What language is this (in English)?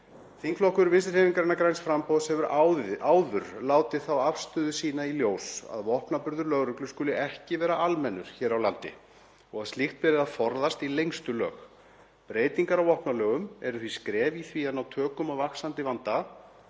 Icelandic